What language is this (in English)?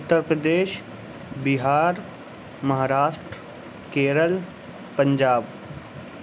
Urdu